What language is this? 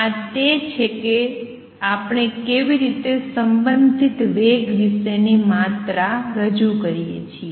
Gujarati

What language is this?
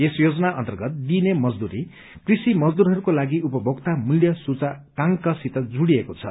Nepali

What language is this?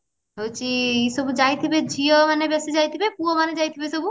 Odia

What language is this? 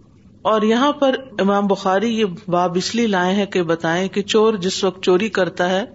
Urdu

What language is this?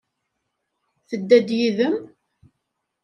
Kabyle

